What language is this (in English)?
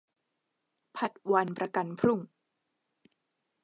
Thai